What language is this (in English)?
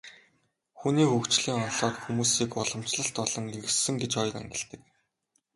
Mongolian